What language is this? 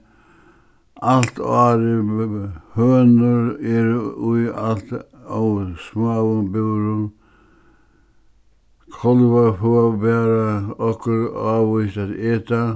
Faroese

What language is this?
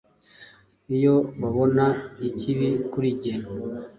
Kinyarwanda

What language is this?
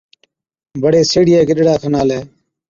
Od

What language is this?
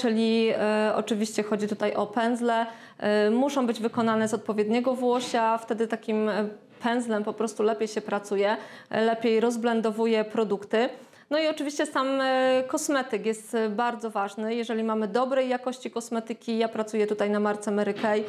Polish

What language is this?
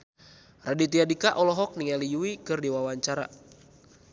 Sundanese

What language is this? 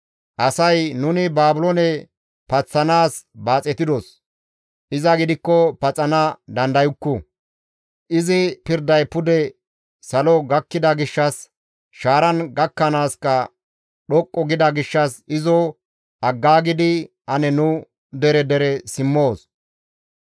Gamo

